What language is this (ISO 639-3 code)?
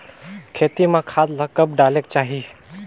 hne